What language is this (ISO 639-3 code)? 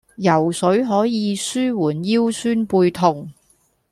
yue